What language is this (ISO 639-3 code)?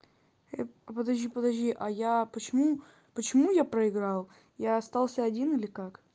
rus